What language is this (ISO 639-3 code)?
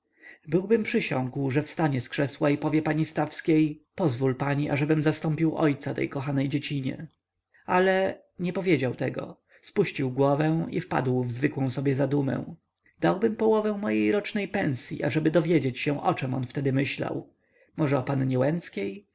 pol